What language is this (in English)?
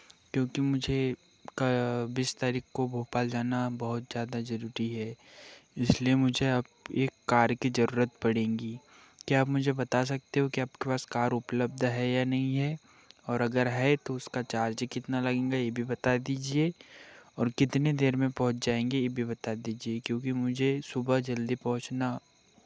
Hindi